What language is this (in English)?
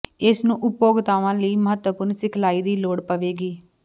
Punjabi